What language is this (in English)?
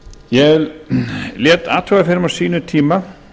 Icelandic